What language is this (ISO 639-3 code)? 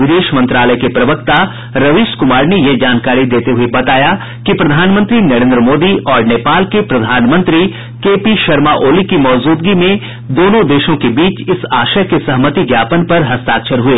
hin